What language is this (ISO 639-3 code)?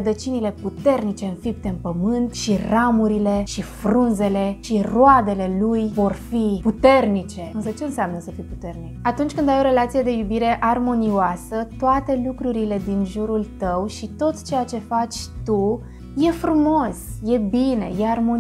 ron